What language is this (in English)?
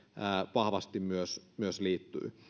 Finnish